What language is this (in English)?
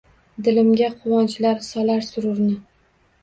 Uzbek